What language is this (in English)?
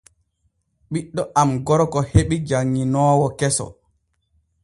Borgu Fulfulde